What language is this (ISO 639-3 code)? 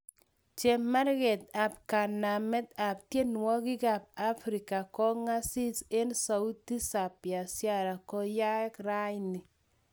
kln